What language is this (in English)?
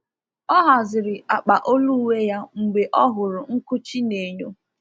Igbo